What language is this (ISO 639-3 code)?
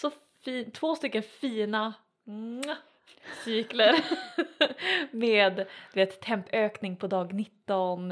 swe